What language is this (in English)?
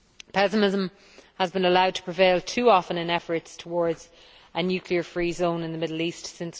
English